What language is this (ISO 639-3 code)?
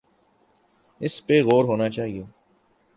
urd